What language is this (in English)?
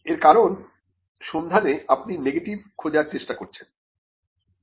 Bangla